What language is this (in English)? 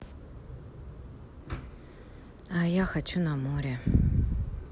Russian